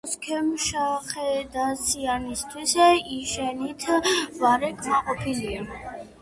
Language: Georgian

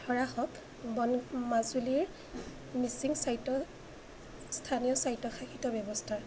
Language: Assamese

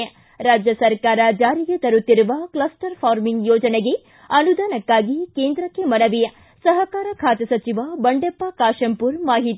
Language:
Kannada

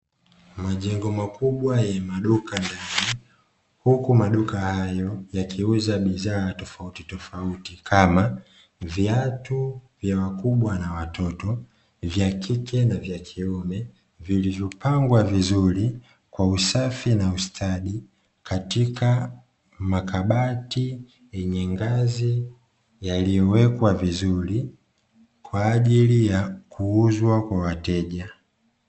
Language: Swahili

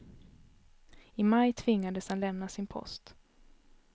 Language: Swedish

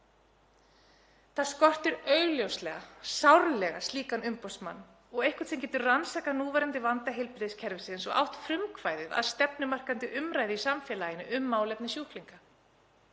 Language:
Icelandic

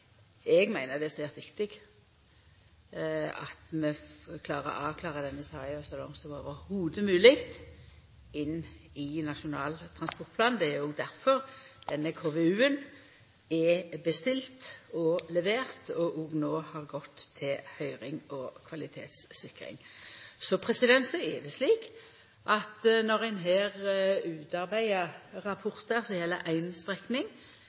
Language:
Norwegian Nynorsk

